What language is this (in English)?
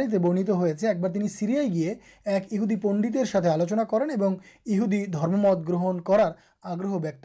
Urdu